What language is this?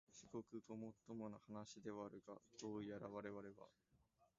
Japanese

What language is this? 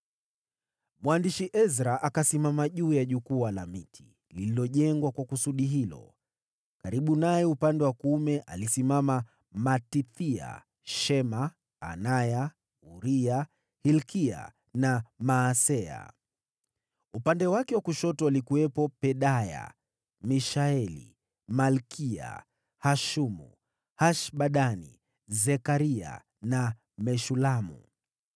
Swahili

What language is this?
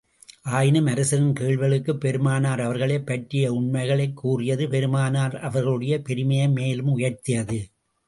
Tamil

